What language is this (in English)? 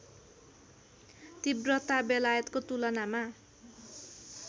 Nepali